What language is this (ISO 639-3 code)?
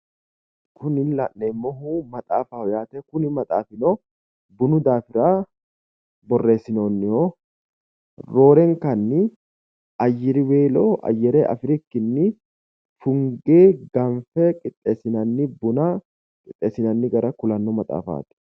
sid